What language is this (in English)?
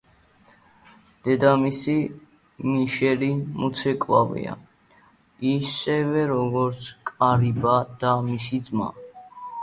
Georgian